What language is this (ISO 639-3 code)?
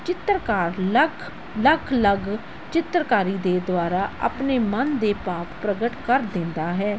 pan